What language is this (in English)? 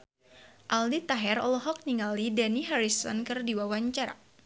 Sundanese